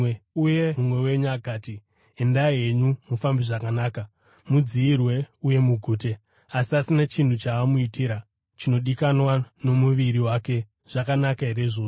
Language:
Shona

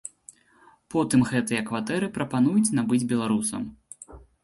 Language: Belarusian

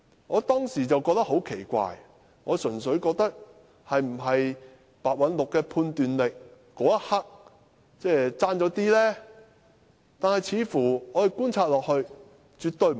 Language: Cantonese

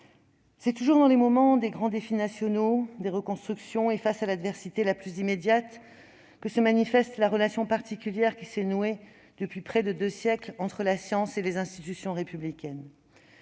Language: French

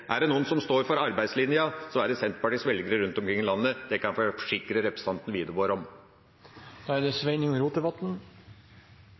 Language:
Norwegian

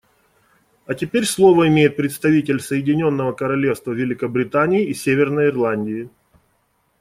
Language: Russian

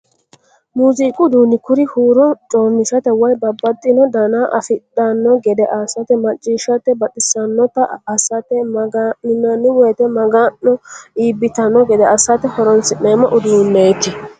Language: Sidamo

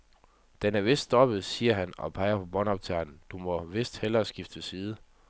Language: Danish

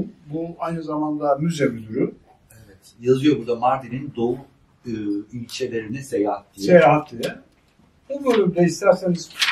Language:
Turkish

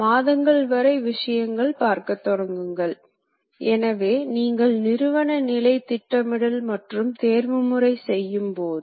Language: Tamil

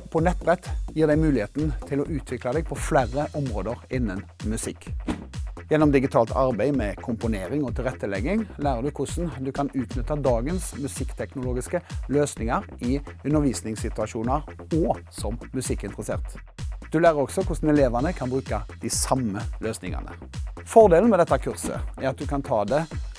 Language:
Norwegian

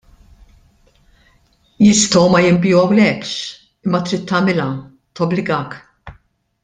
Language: Maltese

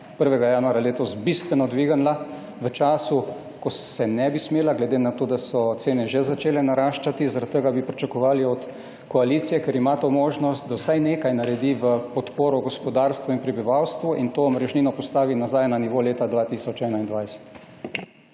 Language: Slovenian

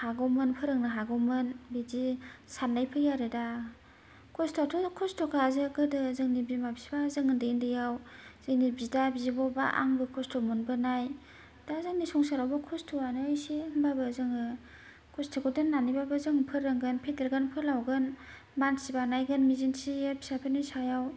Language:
Bodo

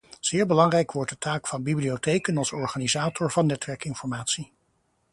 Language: Dutch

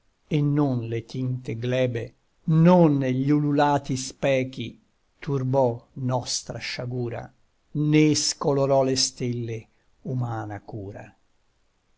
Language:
Italian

